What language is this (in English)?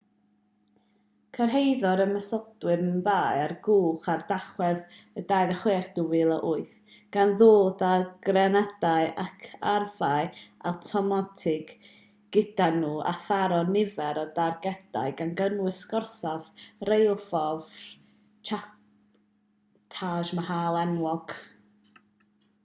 Welsh